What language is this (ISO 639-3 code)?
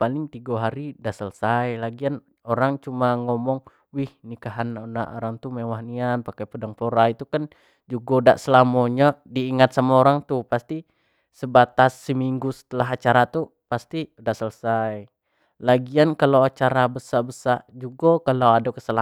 jax